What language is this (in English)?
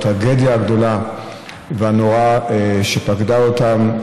Hebrew